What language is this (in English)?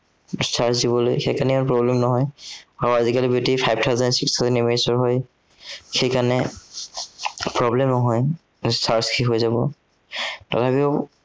Assamese